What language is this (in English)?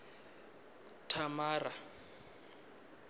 Venda